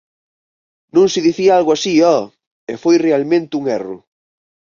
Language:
Galician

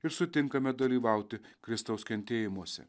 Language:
Lithuanian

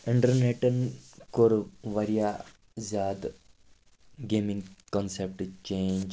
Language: Kashmiri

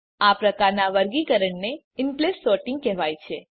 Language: Gujarati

